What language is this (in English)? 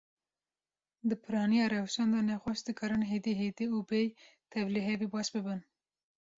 Kurdish